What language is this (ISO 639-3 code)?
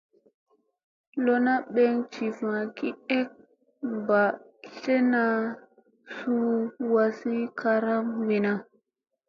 mse